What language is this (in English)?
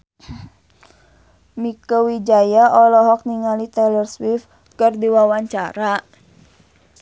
Sundanese